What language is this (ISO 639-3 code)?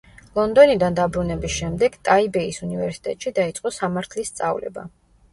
kat